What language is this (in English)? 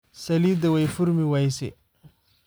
Somali